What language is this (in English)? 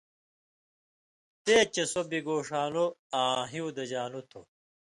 Indus Kohistani